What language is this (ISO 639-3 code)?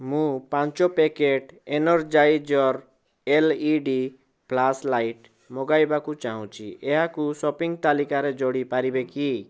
ori